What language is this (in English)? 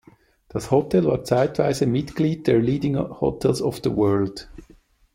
German